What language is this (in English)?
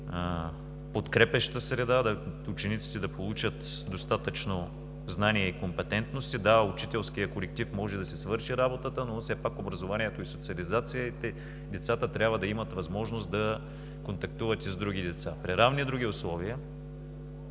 Bulgarian